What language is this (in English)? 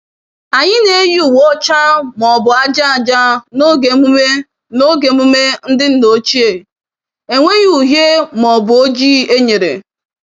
Igbo